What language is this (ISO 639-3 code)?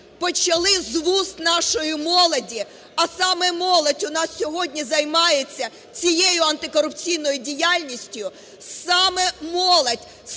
ukr